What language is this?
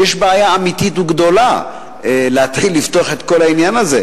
Hebrew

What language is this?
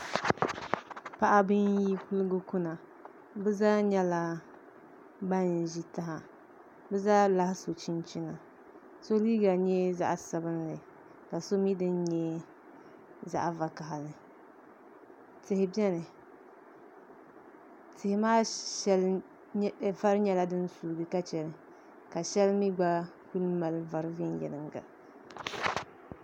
Dagbani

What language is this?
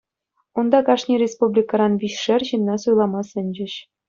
Chuvash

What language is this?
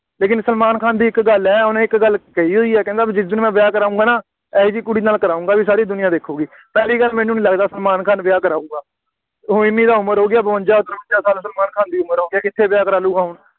Punjabi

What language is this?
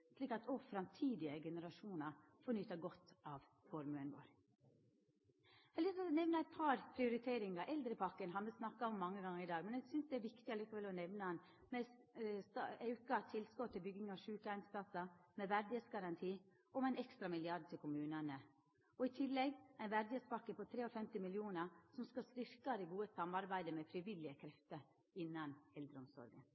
Norwegian Nynorsk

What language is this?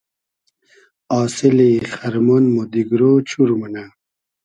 Hazaragi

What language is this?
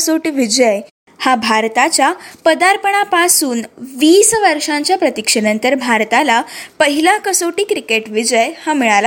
Marathi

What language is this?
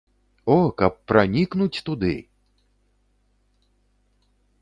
Belarusian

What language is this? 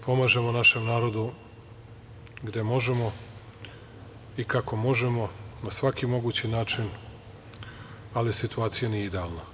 Serbian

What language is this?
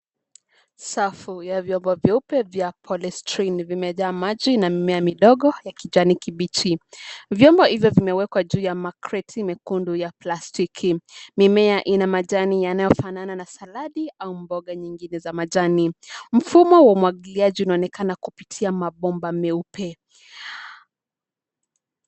Swahili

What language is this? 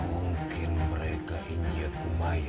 Indonesian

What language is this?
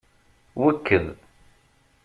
Kabyle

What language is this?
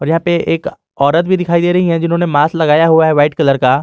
Hindi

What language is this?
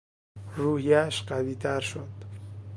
Persian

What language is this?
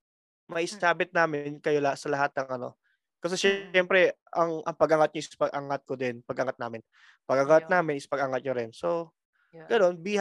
Filipino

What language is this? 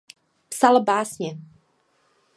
Czech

